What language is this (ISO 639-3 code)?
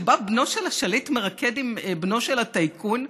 heb